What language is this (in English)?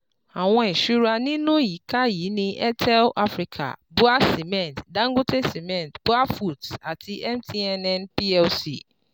Yoruba